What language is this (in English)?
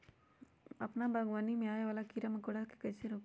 Magahi